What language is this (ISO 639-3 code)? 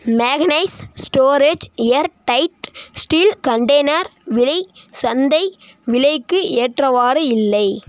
tam